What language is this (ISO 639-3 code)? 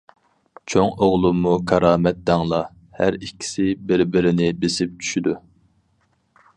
uig